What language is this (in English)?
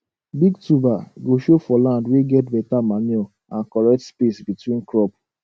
Nigerian Pidgin